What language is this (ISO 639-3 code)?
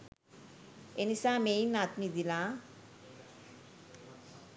sin